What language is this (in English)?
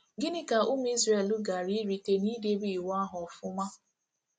Igbo